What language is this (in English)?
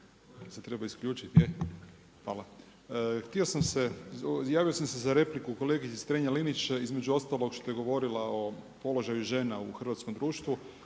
Croatian